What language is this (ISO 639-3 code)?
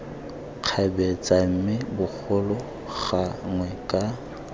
tsn